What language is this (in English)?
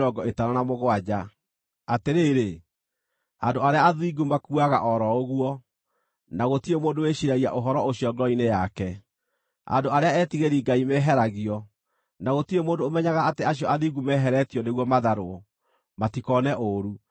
Kikuyu